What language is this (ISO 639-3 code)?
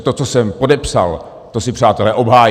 ces